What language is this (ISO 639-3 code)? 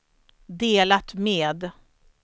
swe